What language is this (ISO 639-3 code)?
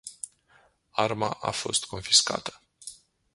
ron